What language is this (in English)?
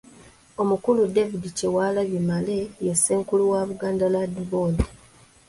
Ganda